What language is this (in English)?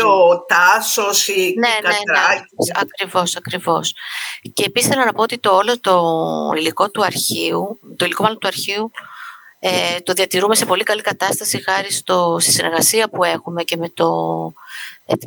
Greek